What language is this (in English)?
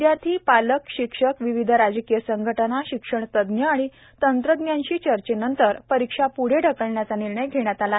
Marathi